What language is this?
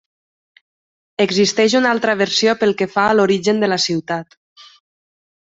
Catalan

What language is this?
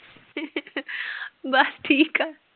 Punjabi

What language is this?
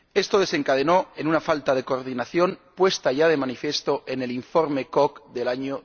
Spanish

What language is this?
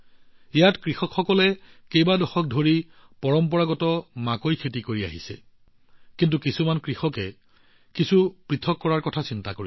Assamese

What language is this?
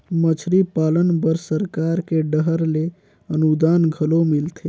Chhattisgarhi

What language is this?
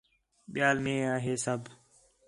Khetrani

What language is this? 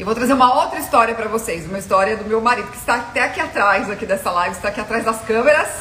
Portuguese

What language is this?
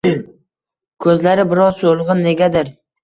Uzbek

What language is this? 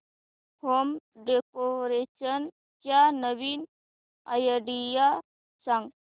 Marathi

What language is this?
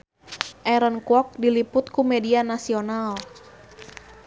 Sundanese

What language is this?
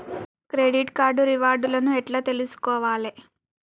Telugu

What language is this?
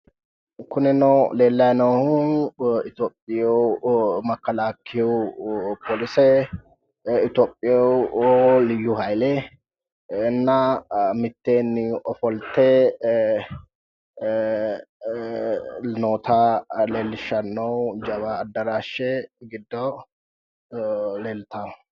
Sidamo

